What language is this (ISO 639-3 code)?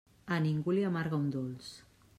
cat